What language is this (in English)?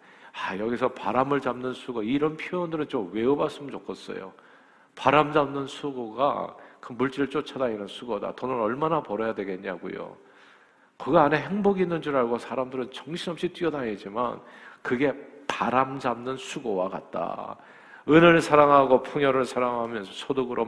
Korean